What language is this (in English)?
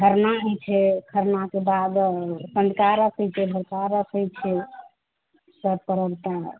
Maithili